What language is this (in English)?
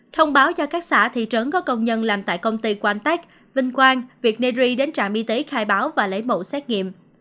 Vietnamese